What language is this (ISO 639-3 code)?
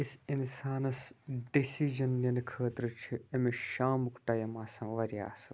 kas